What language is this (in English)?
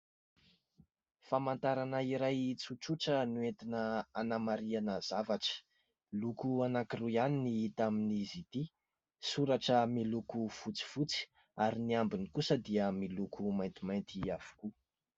Malagasy